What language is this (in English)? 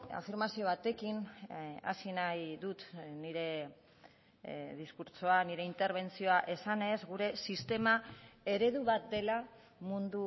Basque